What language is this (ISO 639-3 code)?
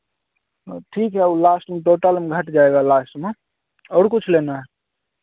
hin